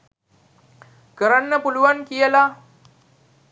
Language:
Sinhala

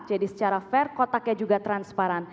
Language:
Indonesian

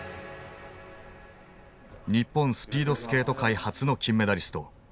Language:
Japanese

